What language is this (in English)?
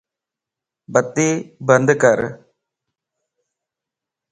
Lasi